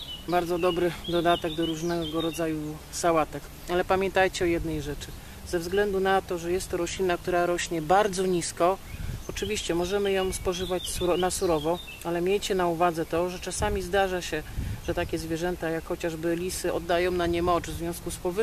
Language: Polish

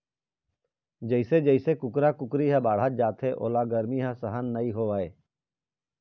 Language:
Chhattisgarhi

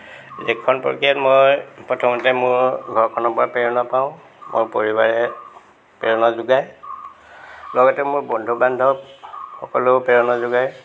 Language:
Assamese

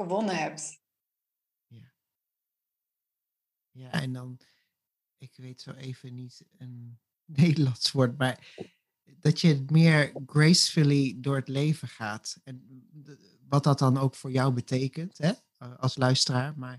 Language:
Dutch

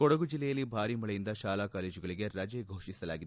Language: Kannada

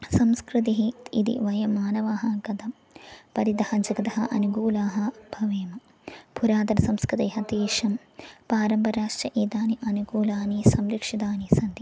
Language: Sanskrit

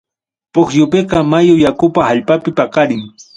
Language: Ayacucho Quechua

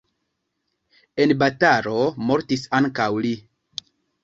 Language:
Esperanto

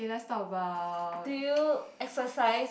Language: English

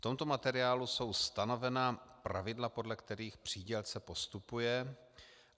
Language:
Czech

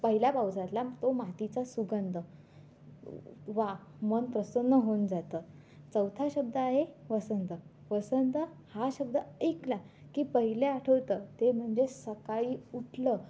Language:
Marathi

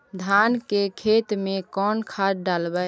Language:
Magahi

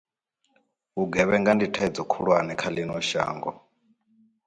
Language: Venda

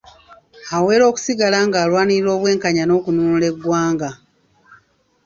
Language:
Ganda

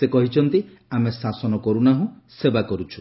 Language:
Odia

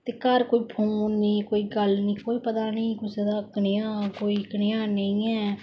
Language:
Dogri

